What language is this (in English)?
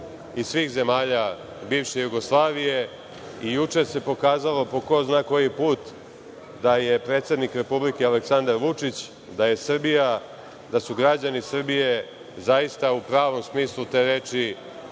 Serbian